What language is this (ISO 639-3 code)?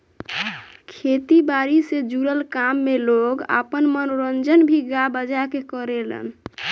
bho